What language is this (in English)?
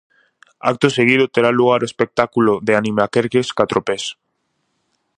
Galician